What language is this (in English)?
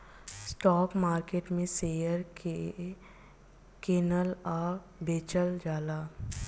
Bhojpuri